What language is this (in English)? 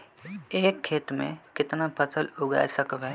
Magahi